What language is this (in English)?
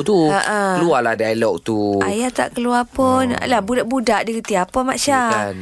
Malay